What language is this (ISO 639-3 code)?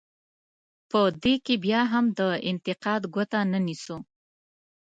pus